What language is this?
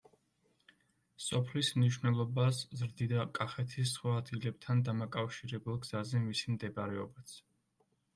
Georgian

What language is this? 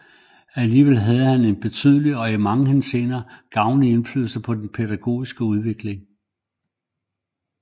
Danish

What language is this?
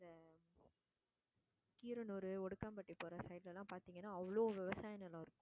Tamil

